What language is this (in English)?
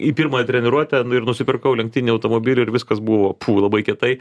Lithuanian